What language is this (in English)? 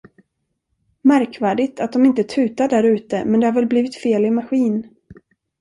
Swedish